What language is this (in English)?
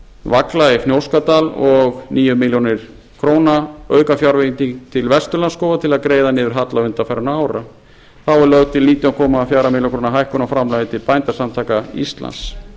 Icelandic